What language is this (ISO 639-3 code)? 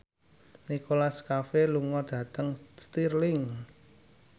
jav